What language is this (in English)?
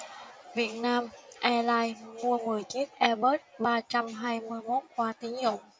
Vietnamese